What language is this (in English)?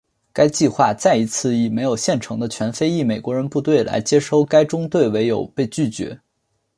Chinese